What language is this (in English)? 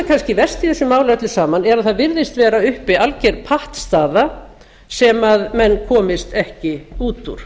Icelandic